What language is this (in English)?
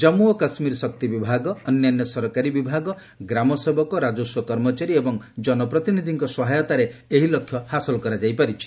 Odia